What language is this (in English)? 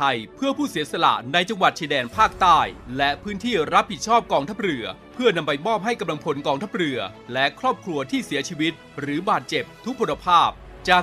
Thai